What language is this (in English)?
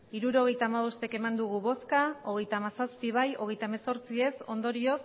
Basque